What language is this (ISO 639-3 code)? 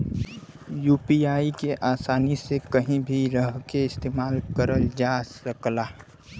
bho